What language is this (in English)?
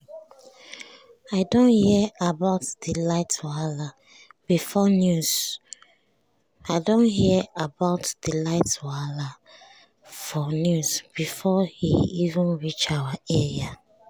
Nigerian Pidgin